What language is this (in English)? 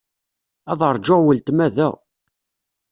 Kabyle